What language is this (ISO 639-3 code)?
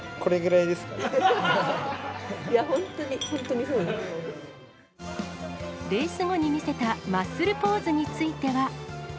jpn